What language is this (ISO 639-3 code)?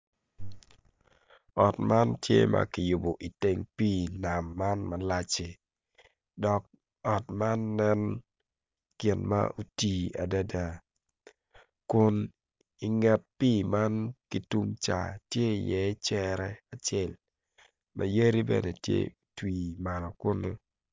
ach